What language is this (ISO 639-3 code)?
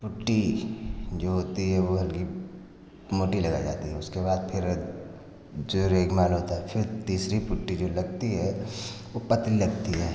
hin